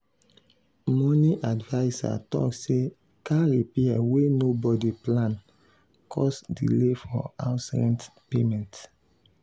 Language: Nigerian Pidgin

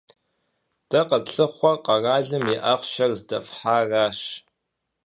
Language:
Kabardian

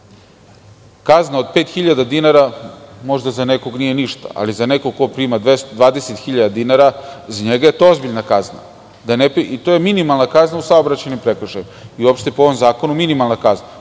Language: Serbian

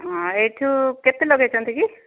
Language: Odia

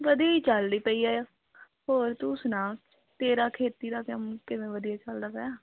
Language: Punjabi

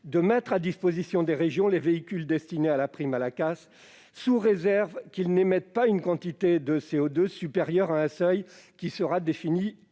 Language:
French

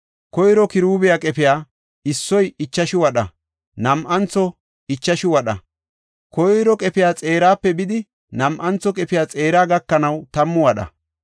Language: Gofa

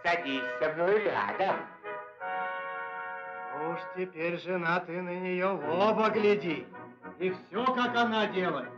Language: Russian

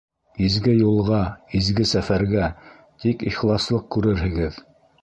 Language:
Bashkir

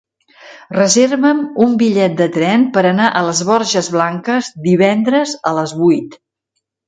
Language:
Catalan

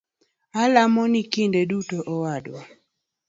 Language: Luo (Kenya and Tanzania)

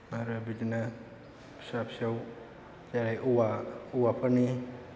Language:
Bodo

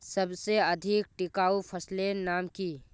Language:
Magahi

